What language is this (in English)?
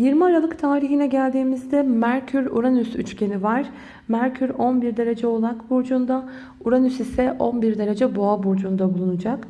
Turkish